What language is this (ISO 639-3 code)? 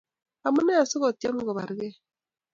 kln